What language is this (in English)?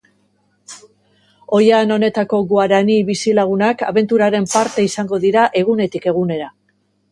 Basque